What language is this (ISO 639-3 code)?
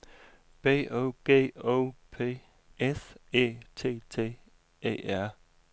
dan